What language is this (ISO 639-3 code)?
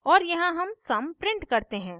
hin